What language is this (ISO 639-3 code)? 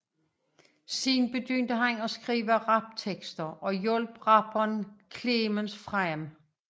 dan